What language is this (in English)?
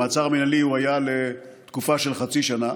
Hebrew